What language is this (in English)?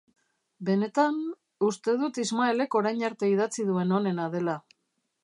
Basque